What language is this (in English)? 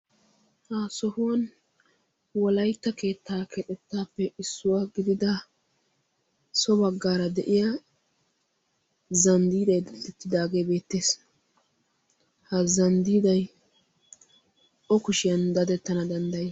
Wolaytta